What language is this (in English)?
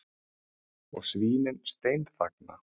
Icelandic